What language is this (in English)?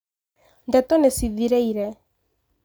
Kikuyu